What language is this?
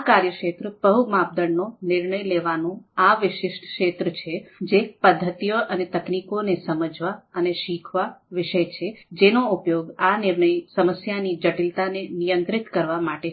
Gujarati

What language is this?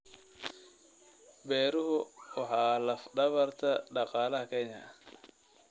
Somali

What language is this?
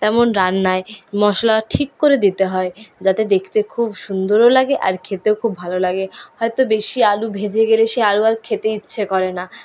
Bangla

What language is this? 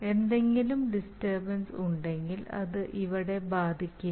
Malayalam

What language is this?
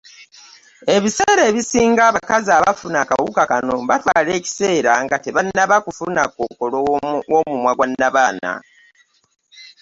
Ganda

